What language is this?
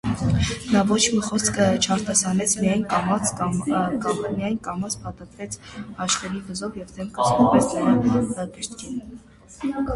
Armenian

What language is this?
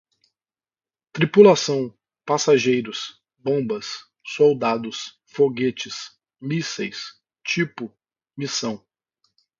Portuguese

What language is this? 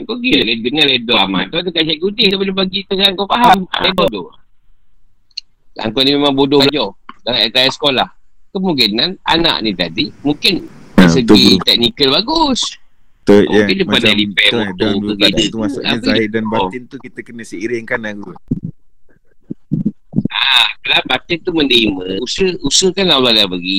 Malay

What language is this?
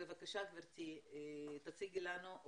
Hebrew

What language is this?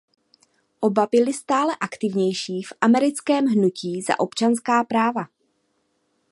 Czech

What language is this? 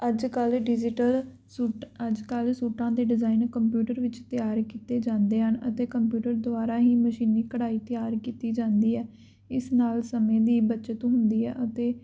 Punjabi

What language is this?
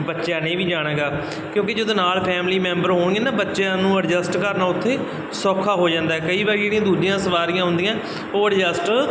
Punjabi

